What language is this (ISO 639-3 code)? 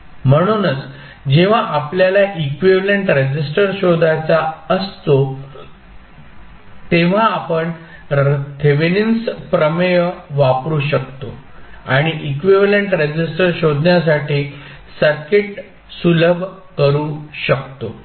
mar